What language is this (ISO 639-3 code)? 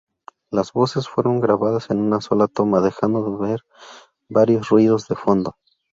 spa